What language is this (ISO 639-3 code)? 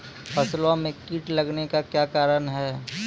mai